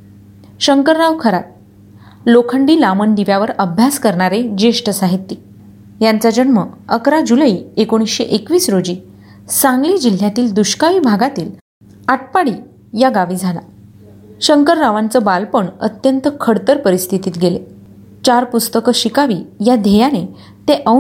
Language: Marathi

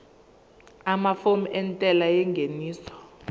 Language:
Zulu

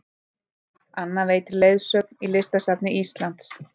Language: Icelandic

